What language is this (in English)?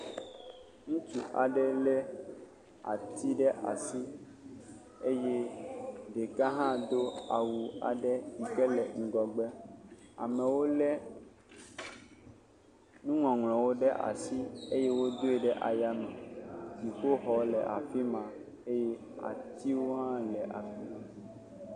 Ewe